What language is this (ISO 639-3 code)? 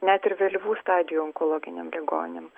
lit